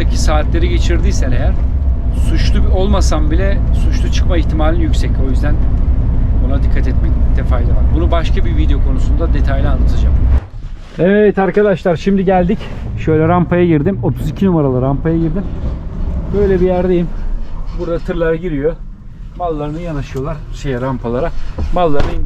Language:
Turkish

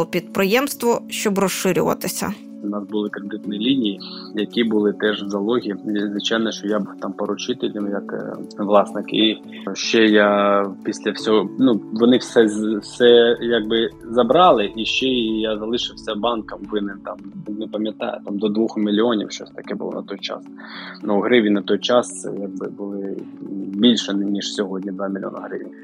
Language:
Ukrainian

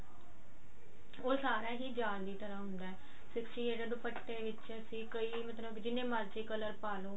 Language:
Punjabi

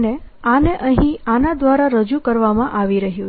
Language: Gujarati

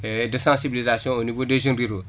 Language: Wolof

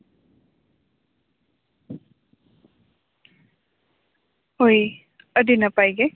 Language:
Santali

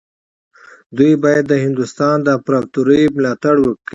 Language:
Pashto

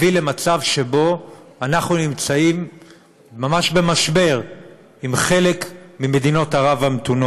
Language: Hebrew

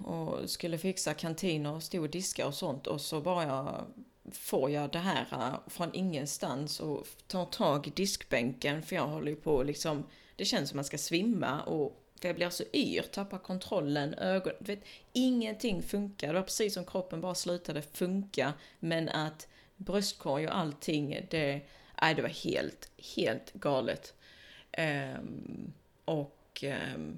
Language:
Swedish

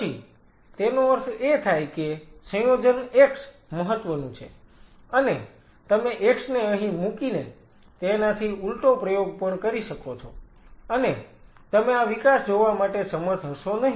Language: Gujarati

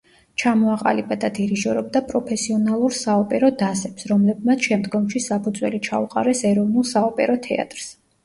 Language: Georgian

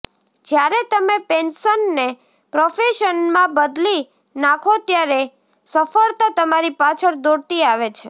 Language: Gujarati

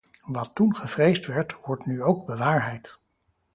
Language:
Dutch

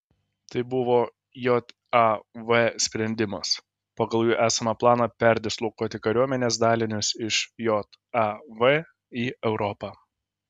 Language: Lithuanian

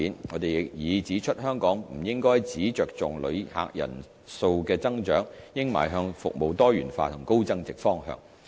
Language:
Cantonese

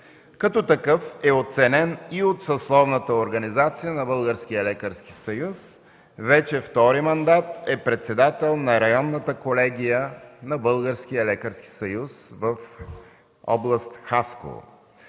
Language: Bulgarian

